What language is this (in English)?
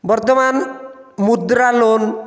Odia